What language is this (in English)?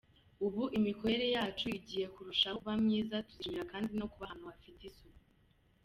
Kinyarwanda